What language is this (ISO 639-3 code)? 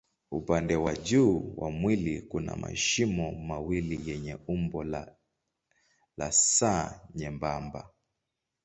swa